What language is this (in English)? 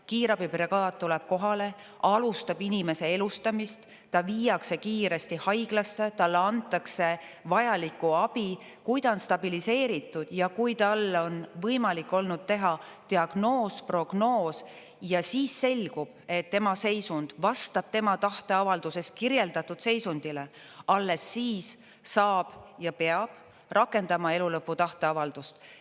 Estonian